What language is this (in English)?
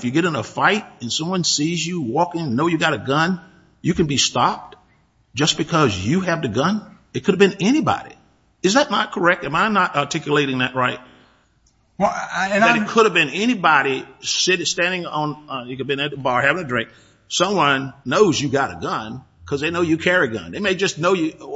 English